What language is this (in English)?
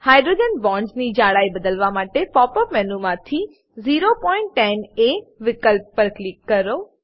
Gujarati